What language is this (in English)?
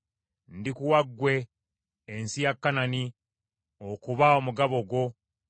Ganda